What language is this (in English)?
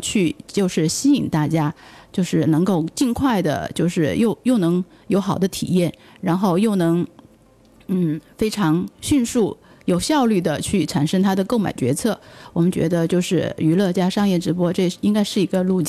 Chinese